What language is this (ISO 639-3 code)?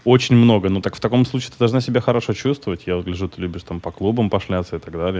rus